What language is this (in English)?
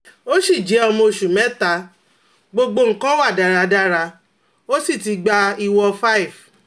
Yoruba